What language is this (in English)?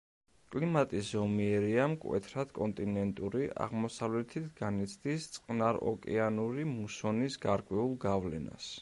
Georgian